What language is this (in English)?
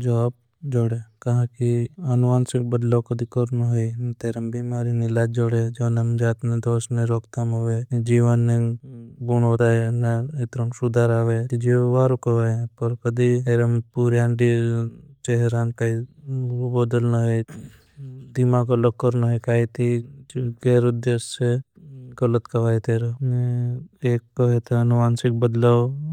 Bhili